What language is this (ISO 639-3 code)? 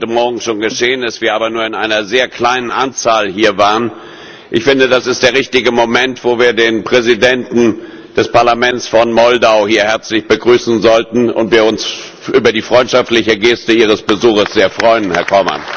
deu